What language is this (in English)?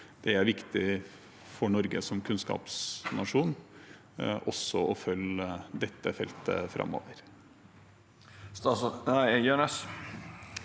Norwegian